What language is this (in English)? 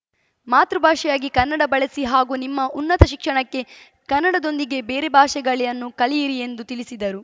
Kannada